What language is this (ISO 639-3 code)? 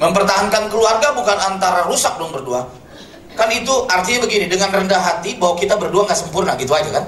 ind